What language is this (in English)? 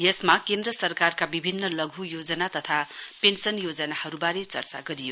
Nepali